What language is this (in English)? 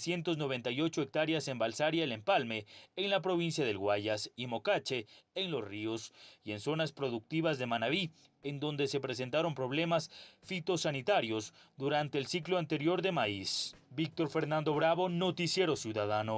Spanish